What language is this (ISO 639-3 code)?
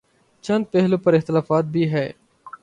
urd